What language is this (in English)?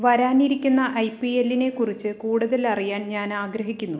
Malayalam